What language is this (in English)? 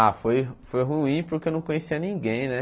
Portuguese